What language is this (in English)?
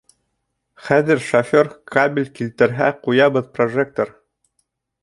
Bashkir